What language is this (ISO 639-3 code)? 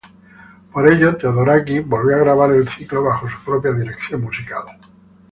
spa